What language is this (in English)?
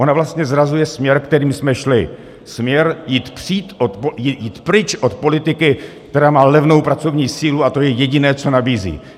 Czech